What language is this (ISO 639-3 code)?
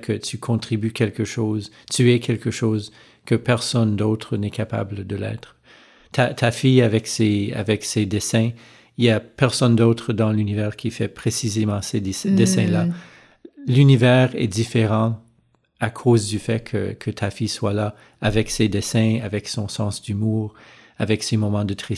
fra